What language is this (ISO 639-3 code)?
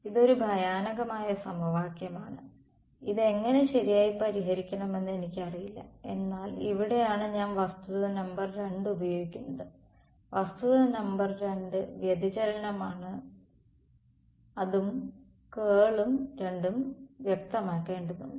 mal